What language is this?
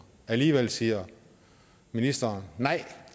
Danish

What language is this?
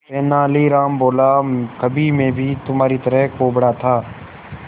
Hindi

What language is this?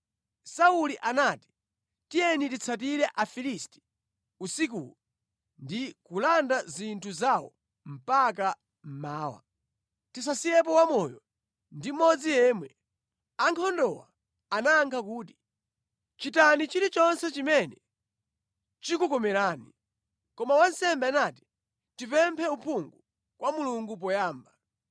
Nyanja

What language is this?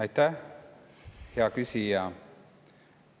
Estonian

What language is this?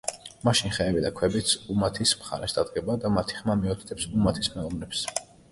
Georgian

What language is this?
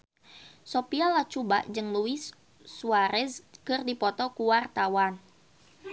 Sundanese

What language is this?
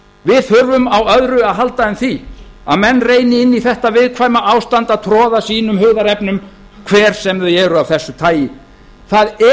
Icelandic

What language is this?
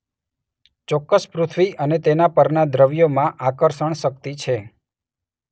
Gujarati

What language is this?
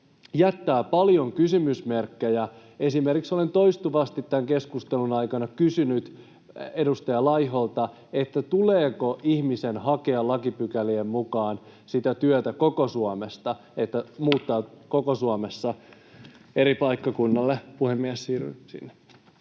Finnish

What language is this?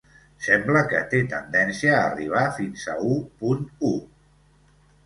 Catalan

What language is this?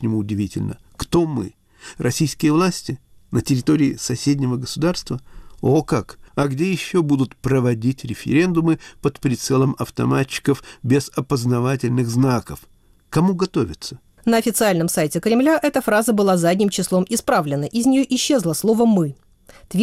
Russian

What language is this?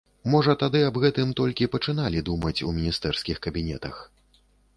Belarusian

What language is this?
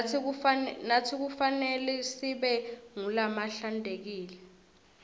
Swati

